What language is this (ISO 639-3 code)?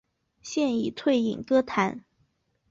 zho